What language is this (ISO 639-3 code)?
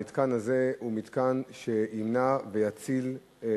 heb